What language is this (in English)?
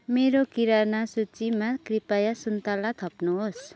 Nepali